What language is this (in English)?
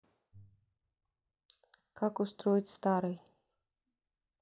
Russian